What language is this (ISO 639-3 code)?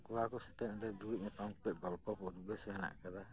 sat